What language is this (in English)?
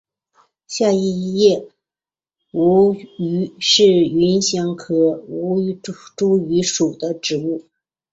Chinese